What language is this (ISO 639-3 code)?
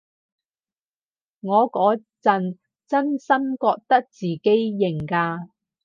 yue